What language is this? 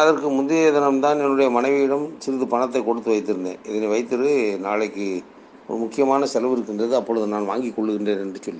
Tamil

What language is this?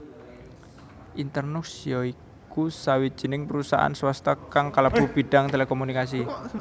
Javanese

